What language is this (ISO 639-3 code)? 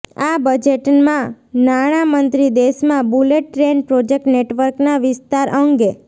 guj